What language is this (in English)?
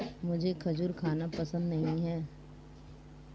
Hindi